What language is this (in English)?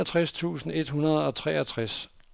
Danish